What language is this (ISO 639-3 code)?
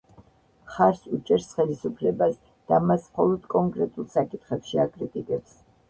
kat